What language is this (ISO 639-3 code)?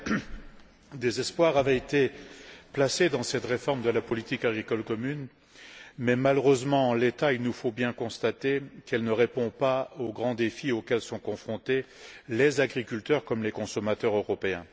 fra